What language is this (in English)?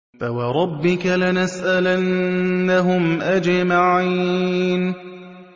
Arabic